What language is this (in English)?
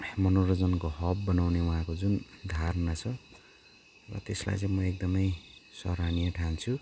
Nepali